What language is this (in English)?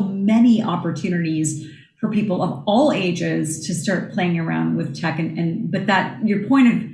English